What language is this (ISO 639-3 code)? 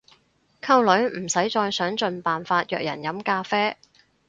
yue